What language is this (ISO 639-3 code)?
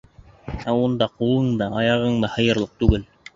bak